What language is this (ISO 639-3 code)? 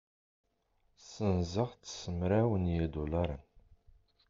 kab